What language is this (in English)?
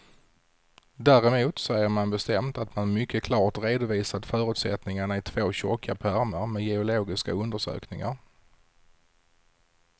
Swedish